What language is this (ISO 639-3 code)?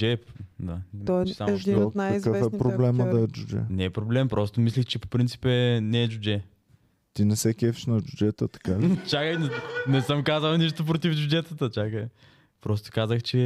bul